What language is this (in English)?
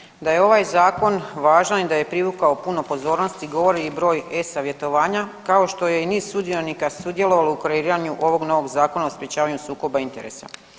Croatian